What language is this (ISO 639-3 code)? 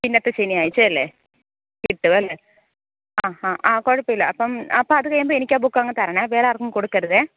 mal